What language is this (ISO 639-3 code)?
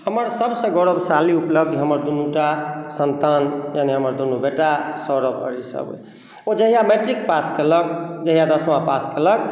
mai